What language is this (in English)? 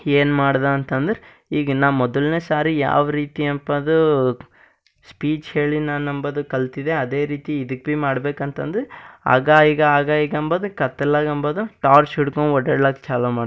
Kannada